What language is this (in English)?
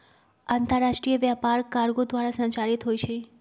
Magahi